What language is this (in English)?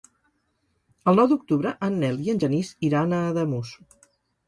Catalan